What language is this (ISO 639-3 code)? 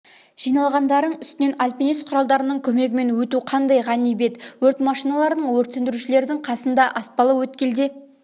kaz